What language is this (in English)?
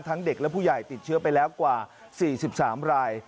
Thai